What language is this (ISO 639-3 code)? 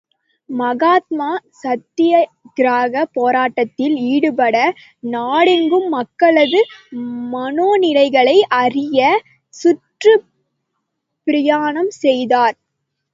tam